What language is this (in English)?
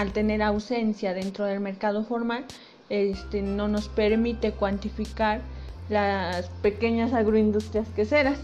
Spanish